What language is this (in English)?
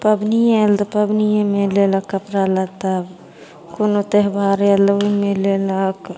Maithili